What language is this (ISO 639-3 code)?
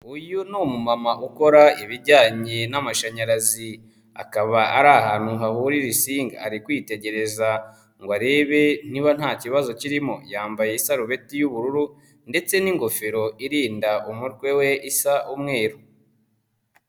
kin